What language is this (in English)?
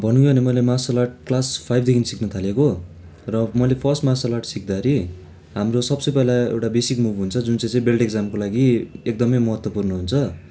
Nepali